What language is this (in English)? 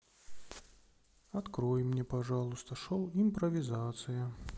Russian